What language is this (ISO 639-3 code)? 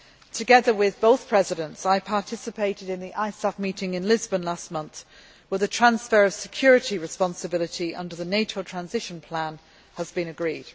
eng